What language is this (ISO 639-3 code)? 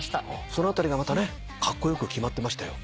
jpn